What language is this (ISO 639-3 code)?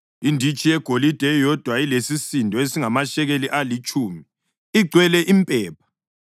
nde